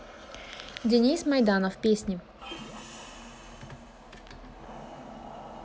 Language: Russian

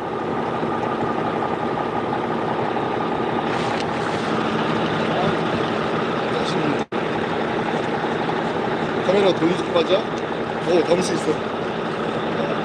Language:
Korean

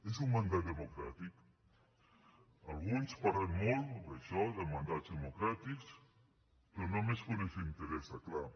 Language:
Catalan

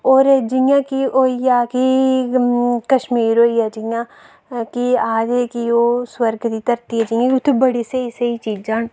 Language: Dogri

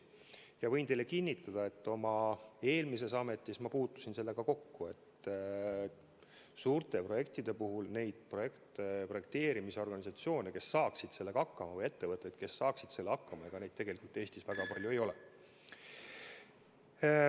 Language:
Estonian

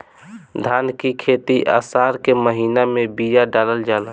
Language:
Bhojpuri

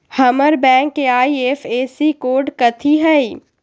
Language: Magahi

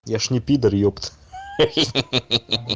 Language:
Russian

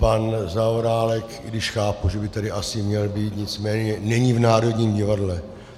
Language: Czech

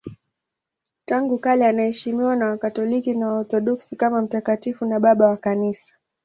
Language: Swahili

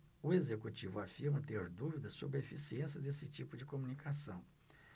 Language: Portuguese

